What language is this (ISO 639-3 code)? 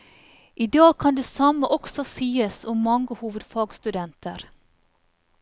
nor